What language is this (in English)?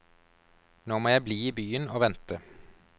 Norwegian